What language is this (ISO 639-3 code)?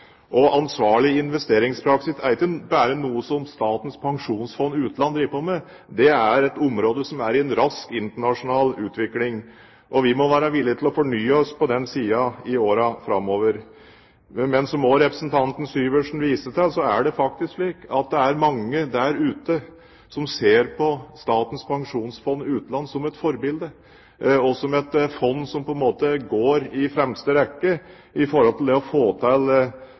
nob